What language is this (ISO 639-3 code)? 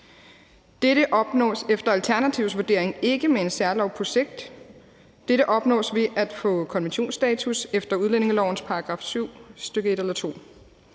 dan